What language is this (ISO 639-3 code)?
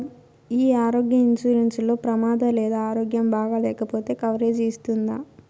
tel